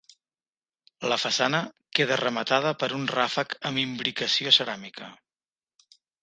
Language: Catalan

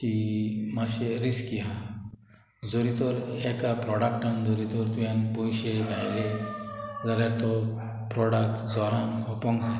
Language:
Konkani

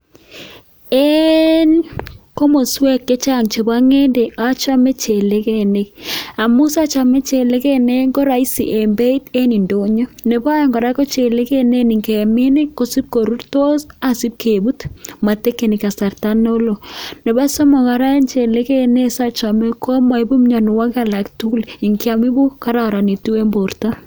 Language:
Kalenjin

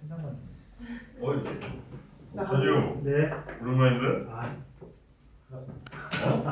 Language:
Korean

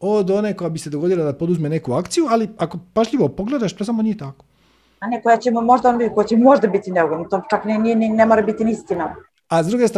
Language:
Croatian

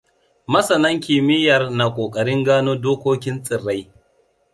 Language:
Hausa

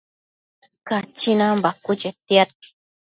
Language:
Matsés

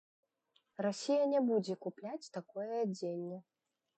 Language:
Belarusian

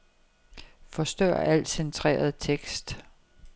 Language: Danish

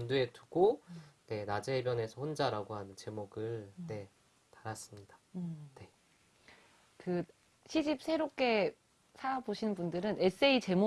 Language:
Korean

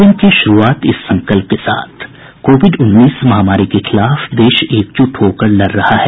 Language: Hindi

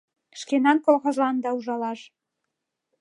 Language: Mari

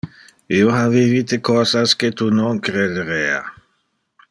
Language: Interlingua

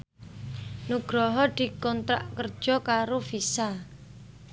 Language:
Javanese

